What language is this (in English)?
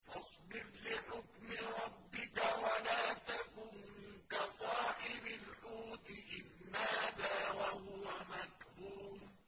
Arabic